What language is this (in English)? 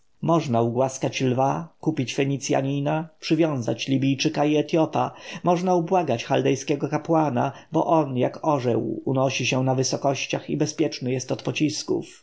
Polish